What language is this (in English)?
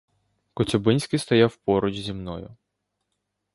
Ukrainian